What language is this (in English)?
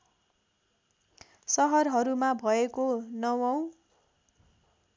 Nepali